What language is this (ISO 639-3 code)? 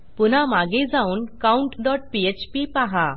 mar